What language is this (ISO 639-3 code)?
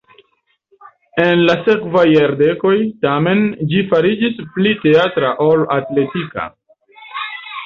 epo